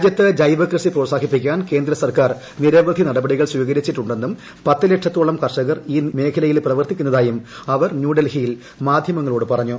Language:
Malayalam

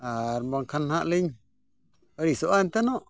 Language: Santali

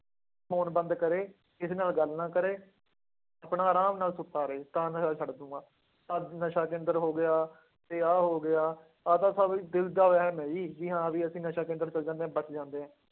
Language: Punjabi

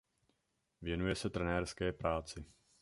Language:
Czech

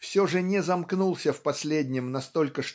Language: Russian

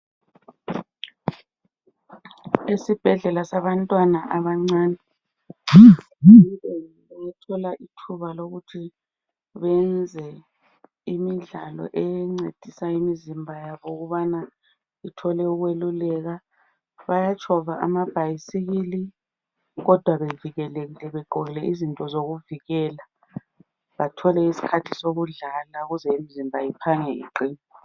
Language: North Ndebele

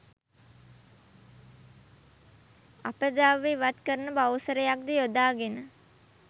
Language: Sinhala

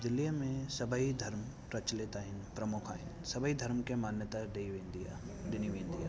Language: Sindhi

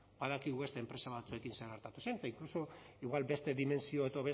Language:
Basque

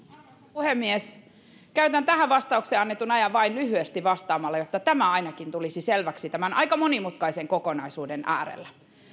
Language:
Finnish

